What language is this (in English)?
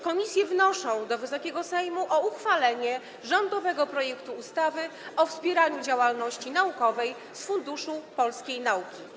Polish